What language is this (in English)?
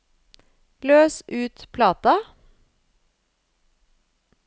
Norwegian